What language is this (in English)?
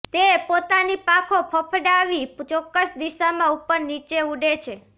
Gujarati